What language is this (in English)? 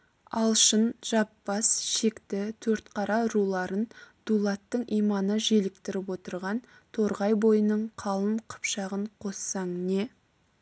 Kazakh